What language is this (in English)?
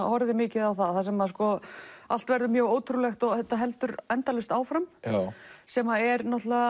Icelandic